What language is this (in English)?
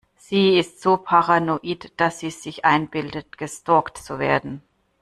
German